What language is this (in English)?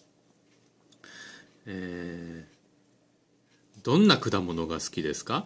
Japanese